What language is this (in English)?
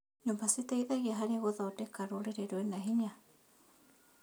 Kikuyu